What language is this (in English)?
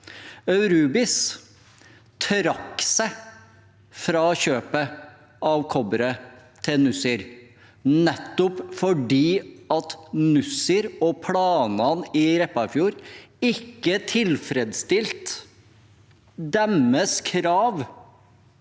Norwegian